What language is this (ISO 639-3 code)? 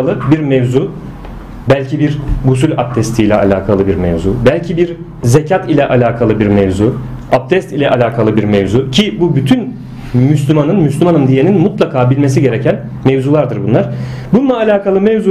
tur